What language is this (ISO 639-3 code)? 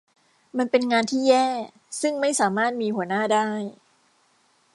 tha